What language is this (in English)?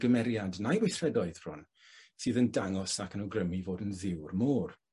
Welsh